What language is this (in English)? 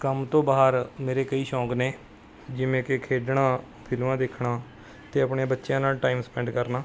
Punjabi